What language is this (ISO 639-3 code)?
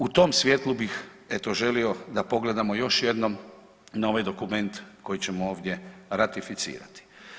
hrv